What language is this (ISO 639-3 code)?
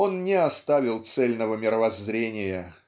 rus